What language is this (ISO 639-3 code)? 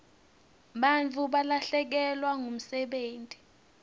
ssw